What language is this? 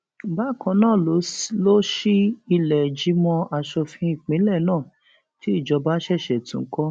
Yoruba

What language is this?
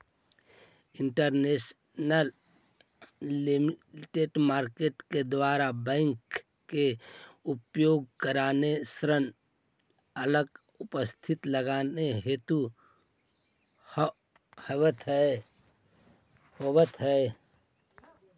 Magahi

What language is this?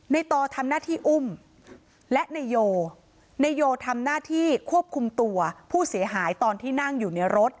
Thai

